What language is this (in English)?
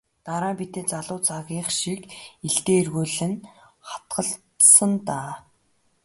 Mongolian